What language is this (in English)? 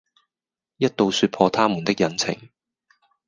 Cantonese